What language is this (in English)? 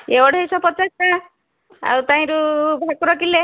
Odia